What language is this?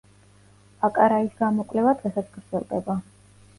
Georgian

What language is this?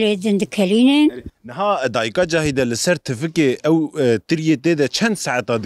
Arabic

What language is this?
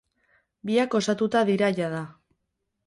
Basque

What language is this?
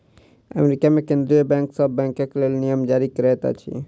Maithili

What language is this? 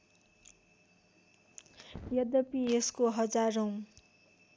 Nepali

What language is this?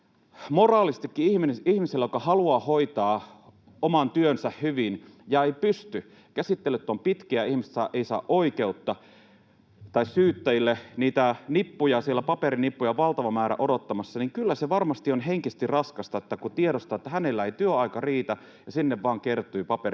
Finnish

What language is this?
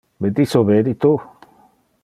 Interlingua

